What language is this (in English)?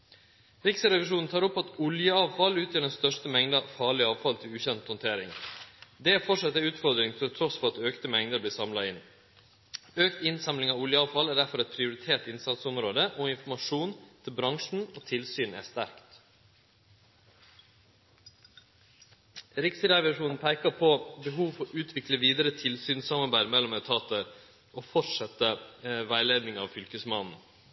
Norwegian Nynorsk